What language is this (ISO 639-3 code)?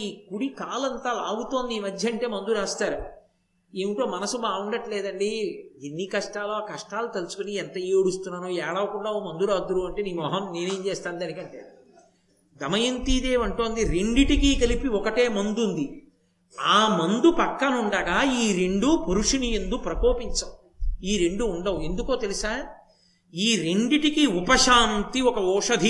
tel